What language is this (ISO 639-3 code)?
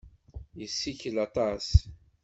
kab